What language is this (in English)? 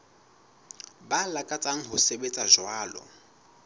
Southern Sotho